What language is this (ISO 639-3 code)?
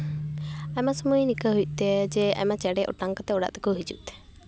sat